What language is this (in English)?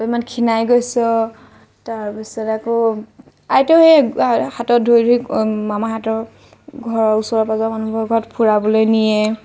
Assamese